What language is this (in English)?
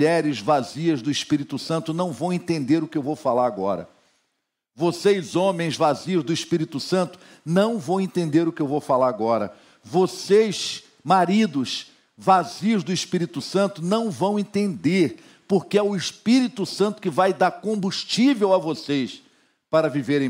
Portuguese